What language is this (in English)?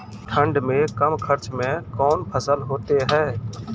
Maithili